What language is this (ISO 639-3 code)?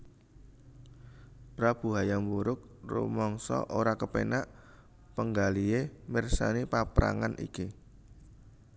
jav